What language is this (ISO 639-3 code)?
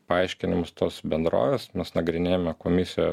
lit